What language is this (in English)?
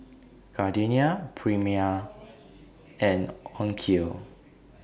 English